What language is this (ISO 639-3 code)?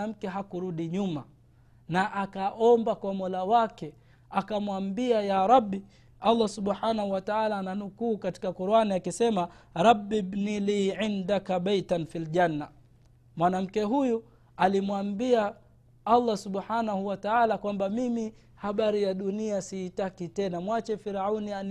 swa